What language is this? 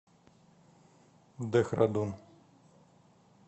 Russian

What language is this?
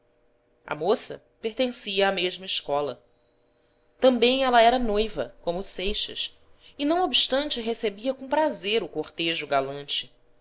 Portuguese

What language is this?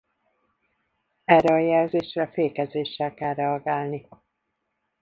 Hungarian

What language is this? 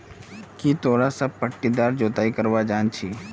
Magahi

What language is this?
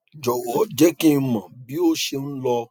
Yoruba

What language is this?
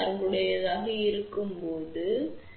Tamil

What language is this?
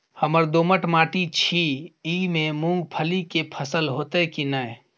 Maithili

